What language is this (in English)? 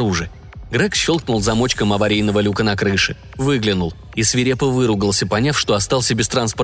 Russian